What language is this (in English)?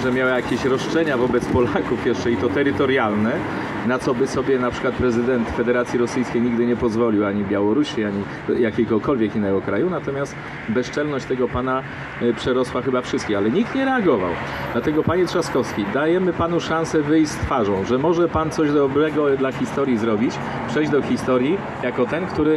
Polish